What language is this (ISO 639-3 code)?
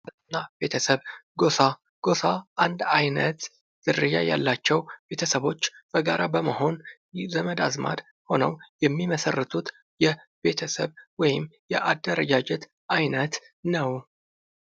amh